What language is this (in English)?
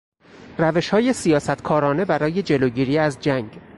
Persian